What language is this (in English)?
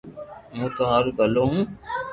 Loarki